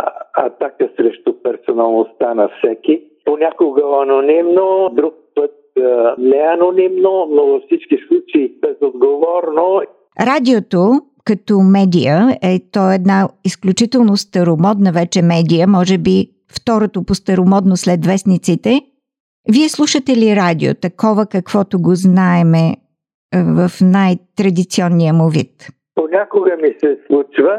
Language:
Bulgarian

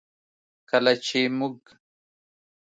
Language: Pashto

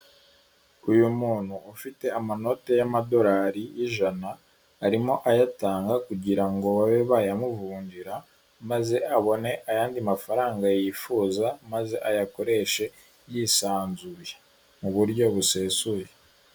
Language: Kinyarwanda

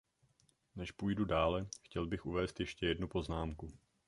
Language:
Czech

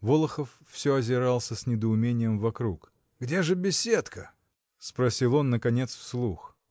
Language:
Russian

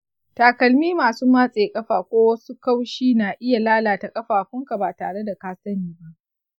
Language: Hausa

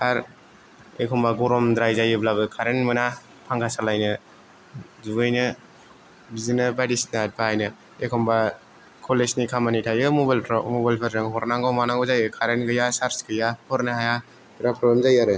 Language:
Bodo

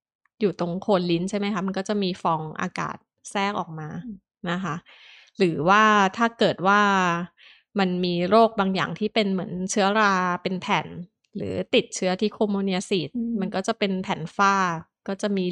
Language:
Thai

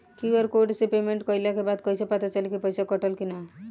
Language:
Bhojpuri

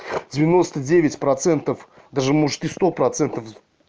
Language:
Russian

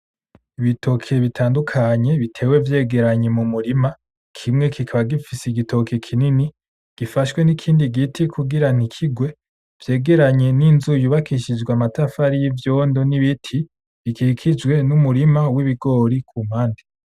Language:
Rundi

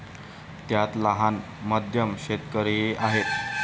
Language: Marathi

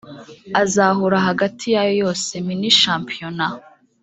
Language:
Kinyarwanda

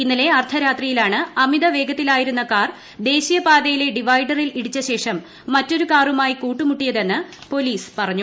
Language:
Malayalam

